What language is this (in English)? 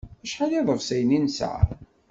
Kabyle